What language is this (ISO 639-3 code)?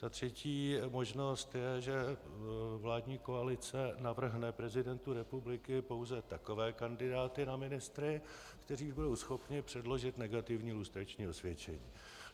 ces